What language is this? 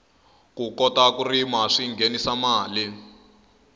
Tsonga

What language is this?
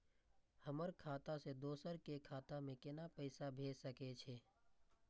Maithili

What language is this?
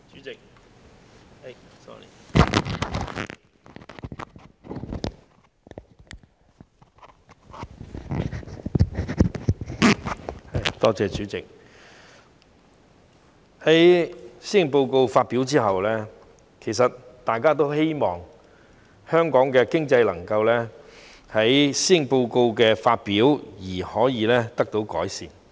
Cantonese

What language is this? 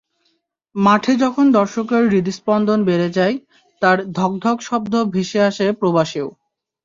Bangla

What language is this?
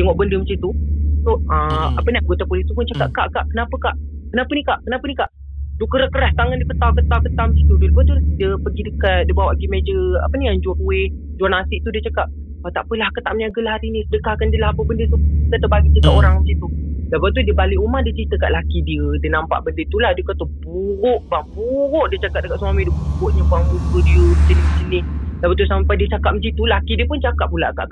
Malay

